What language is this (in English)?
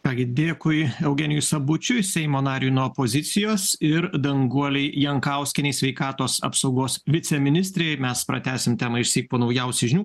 Lithuanian